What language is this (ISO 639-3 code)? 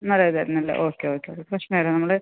mal